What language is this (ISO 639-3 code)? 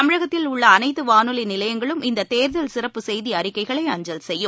tam